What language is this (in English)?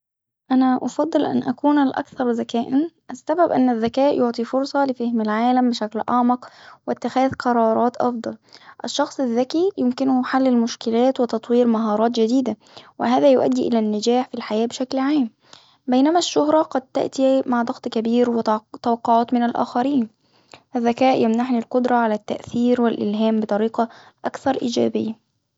Hijazi Arabic